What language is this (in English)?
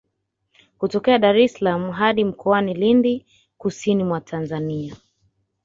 Swahili